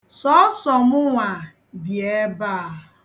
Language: Igbo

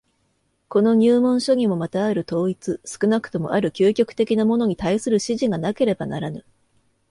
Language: Japanese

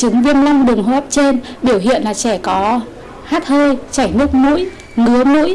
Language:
Vietnamese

